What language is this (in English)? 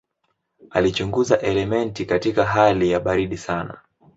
Swahili